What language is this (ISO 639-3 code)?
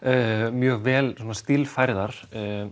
isl